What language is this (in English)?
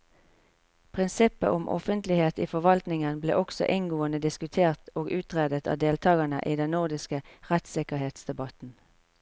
Norwegian